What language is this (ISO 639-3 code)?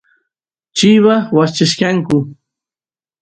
qus